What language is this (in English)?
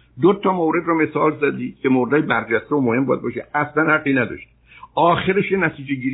Persian